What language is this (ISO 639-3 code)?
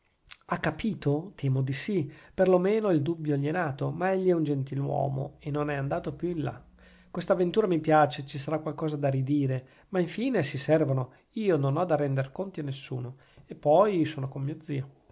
ita